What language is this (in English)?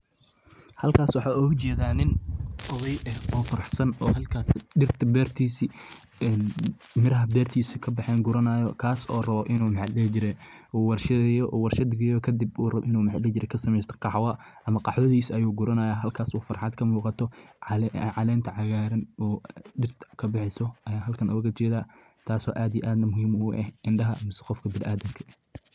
Somali